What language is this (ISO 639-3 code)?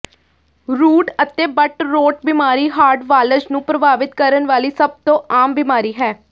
pan